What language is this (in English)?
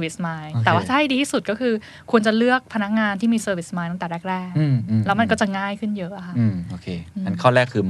Thai